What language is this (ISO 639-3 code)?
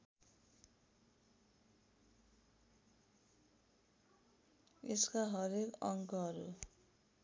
nep